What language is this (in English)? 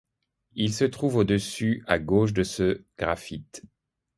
French